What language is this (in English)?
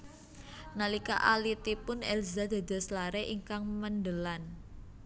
Javanese